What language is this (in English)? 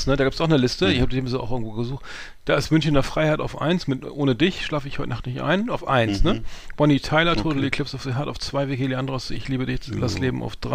German